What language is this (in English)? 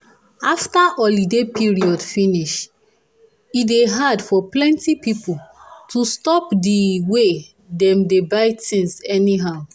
Nigerian Pidgin